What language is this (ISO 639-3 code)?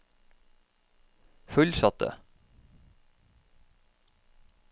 nor